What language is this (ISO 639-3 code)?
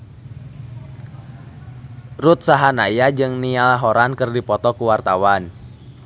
sun